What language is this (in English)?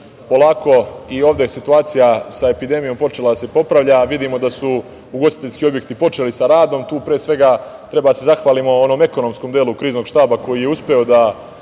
Serbian